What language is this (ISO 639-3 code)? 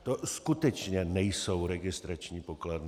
ces